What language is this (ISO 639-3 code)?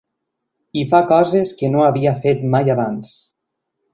cat